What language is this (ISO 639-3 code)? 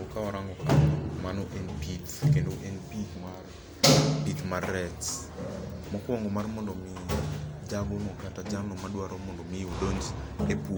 luo